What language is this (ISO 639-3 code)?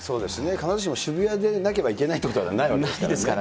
jpn